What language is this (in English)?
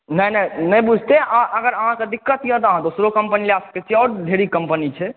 Maithili